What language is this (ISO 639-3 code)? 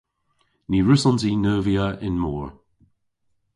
cor